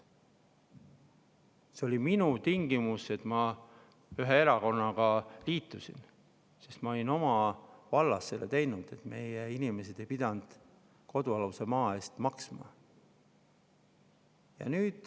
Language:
Estonian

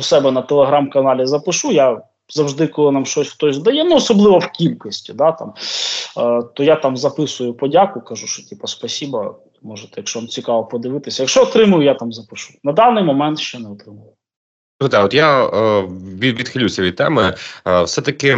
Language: Ukrainian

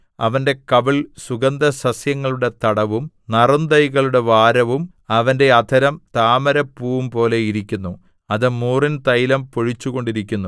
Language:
Malayalam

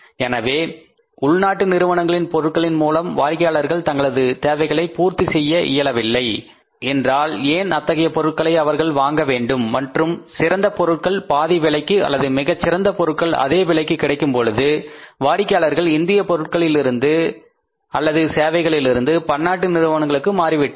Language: Tamil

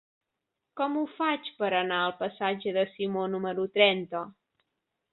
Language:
Catalan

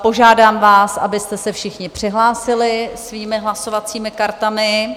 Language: Czech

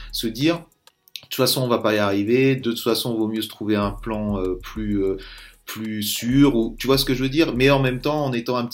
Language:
French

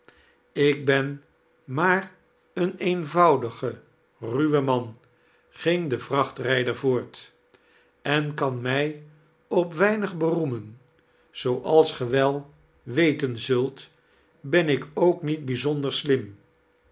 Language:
Dutch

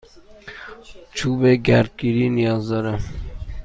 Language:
Persian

